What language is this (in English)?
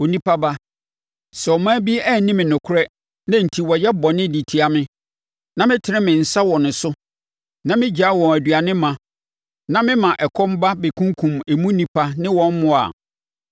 Akan